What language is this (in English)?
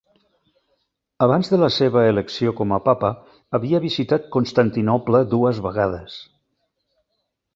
Catalan